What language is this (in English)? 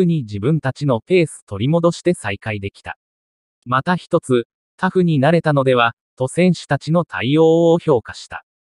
Japanese